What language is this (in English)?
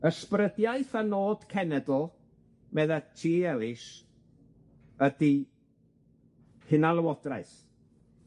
Welsh